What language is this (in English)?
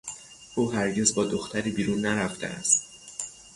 Persian